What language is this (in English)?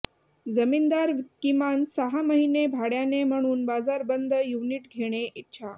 Marathi